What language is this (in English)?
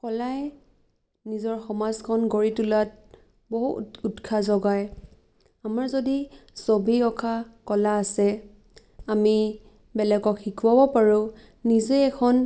Assamese